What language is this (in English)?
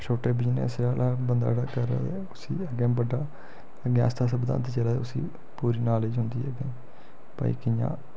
Dogri